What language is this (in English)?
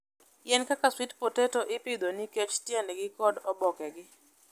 Luo (Kenya and Tanzania)